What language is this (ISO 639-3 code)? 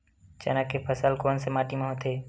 hne